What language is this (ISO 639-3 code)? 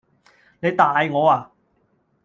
yue